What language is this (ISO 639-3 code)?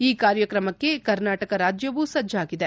kan